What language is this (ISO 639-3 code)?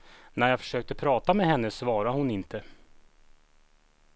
swe